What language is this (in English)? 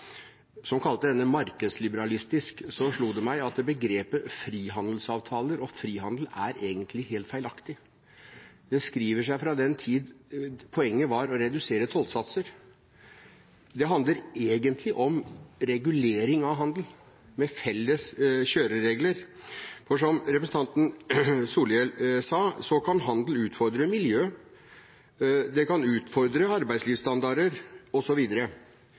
Norwegian Bokmål